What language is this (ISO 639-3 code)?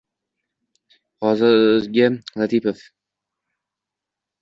uzb